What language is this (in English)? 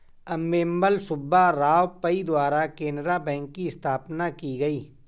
Hindi